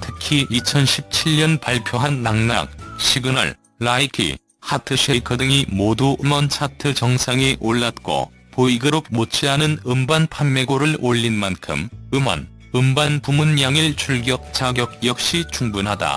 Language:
Korean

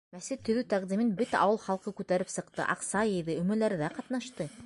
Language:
Bashkir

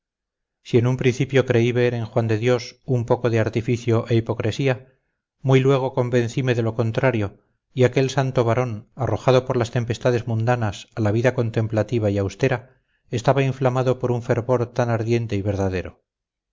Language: Spanish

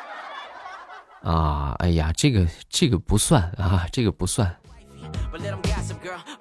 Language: Chinese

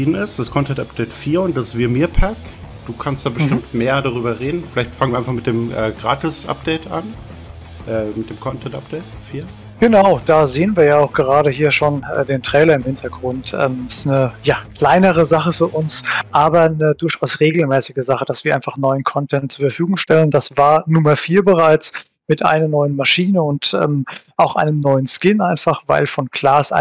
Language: German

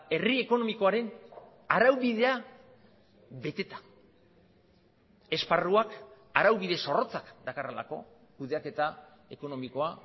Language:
Basque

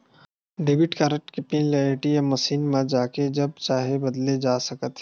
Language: Chhattisgarhi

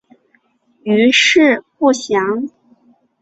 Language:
Chinese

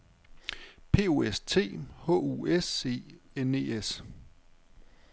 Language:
Danish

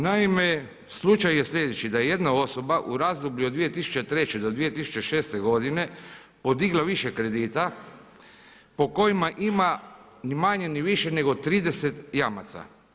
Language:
Croatian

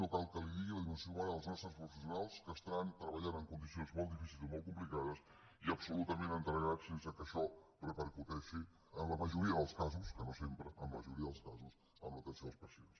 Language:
Catalan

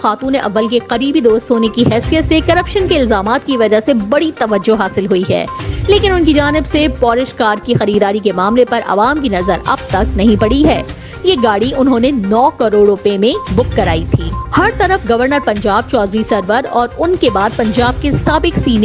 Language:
Urdu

